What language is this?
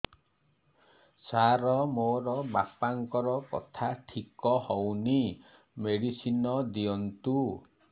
Odia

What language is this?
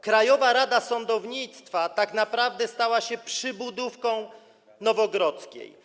Polish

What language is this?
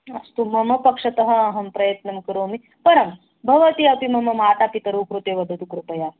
Sanskrit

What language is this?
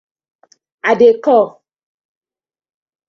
Nigerian Pidgin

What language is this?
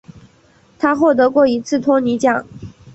Chinese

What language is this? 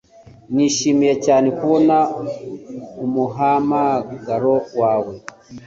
Kinyarwanda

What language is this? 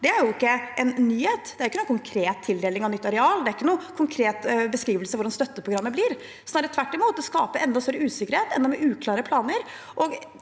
Norwegian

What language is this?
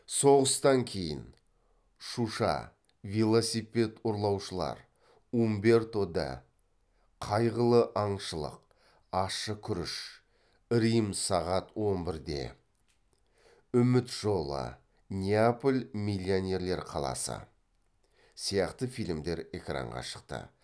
Kazakh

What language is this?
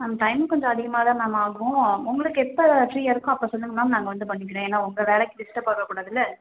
Tamil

